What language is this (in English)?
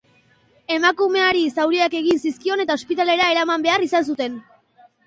Basque